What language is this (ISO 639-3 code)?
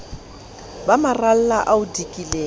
sot